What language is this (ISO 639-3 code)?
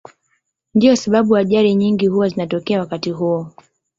swa